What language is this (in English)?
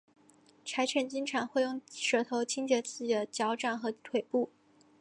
Chinese